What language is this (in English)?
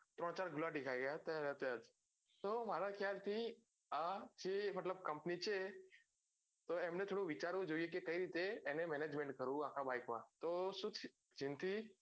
Gujarati